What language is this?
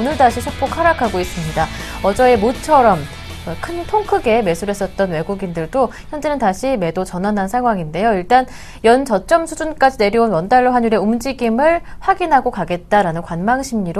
Korean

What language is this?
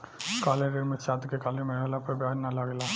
Bhojpuri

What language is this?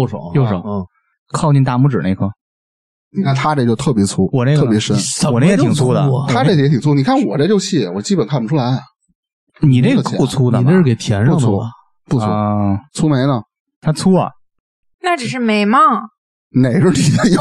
Chinese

